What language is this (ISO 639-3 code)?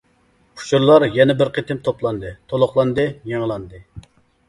uig